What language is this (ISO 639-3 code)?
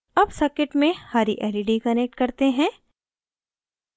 hin